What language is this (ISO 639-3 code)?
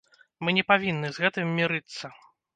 bel